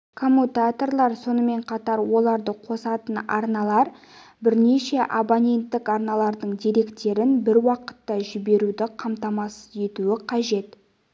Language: Kazakh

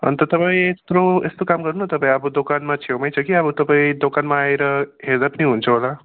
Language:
Nepali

